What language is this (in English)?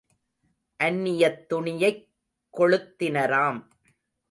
Tamil